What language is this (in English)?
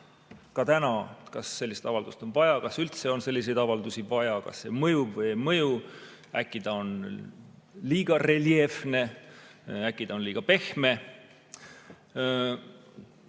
Estonian